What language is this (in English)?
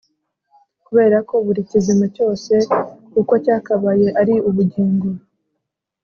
Kinyarwanda